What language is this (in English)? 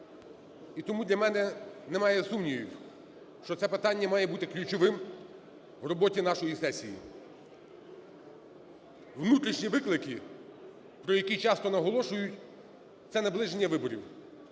Ukrainian